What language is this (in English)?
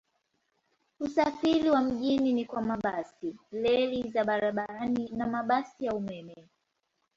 Swahili